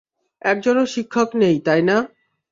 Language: Bangla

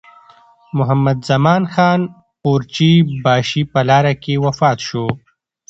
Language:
Pashto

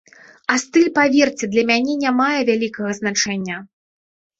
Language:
Belarusian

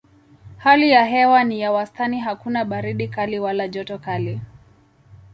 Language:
Swahili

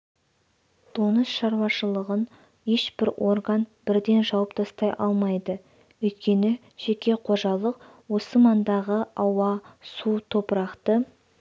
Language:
Kazakh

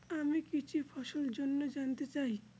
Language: Bangla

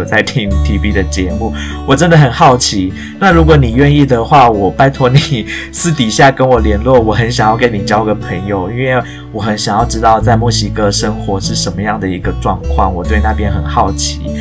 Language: Chinese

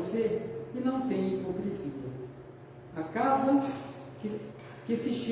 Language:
Portuguese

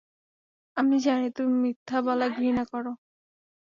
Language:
Bangla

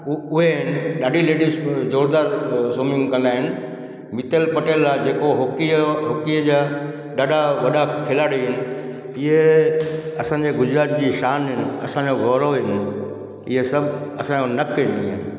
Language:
Sindhi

